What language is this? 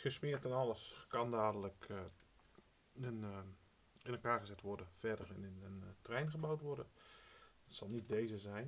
Dutch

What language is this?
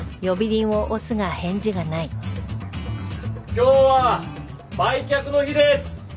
Japanese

